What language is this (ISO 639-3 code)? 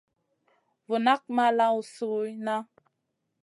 mcn